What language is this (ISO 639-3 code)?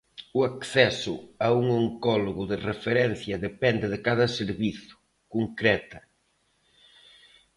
glg